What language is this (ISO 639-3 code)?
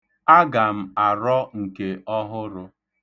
ibo